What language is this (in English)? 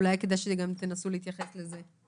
Hebrew